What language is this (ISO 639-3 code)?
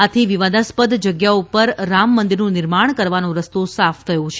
guj